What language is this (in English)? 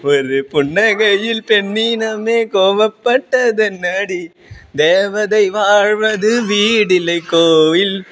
Sanskrit